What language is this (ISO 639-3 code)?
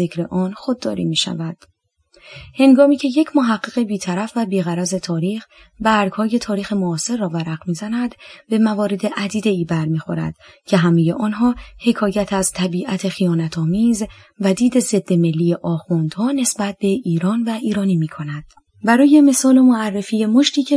fas